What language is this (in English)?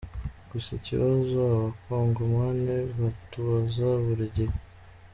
Kinyarwanda